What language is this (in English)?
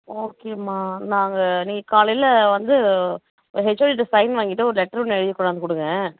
Tamil